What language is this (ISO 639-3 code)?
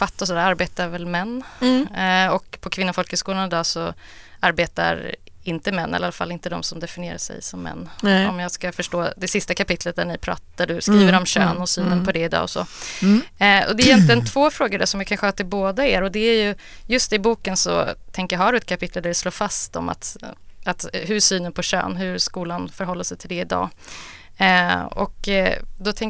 swe